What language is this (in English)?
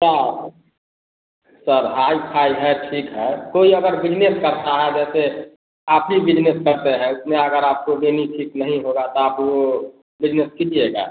Hindi